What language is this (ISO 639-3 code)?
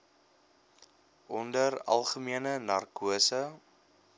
afr